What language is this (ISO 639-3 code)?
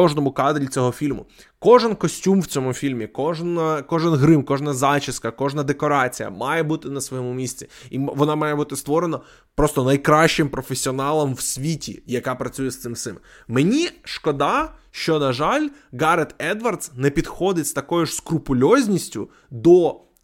ukr